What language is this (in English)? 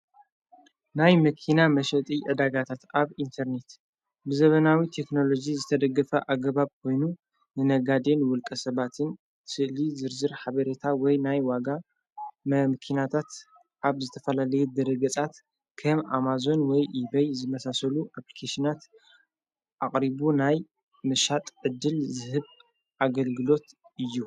Tigrinya